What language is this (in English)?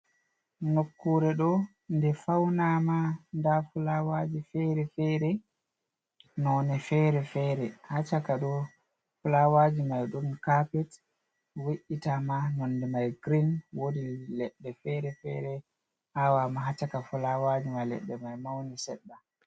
Fula